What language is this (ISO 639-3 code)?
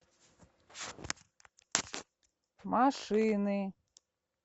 rus